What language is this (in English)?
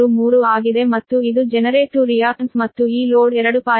Kannada